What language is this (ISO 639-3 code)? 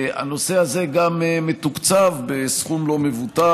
heb